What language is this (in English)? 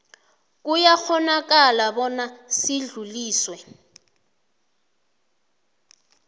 South Ndebele